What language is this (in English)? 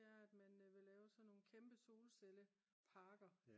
Danish